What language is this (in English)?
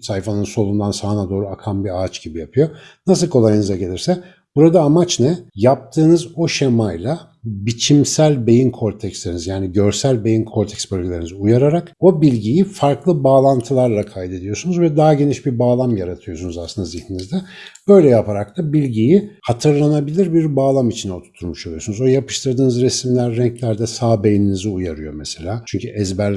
Turkish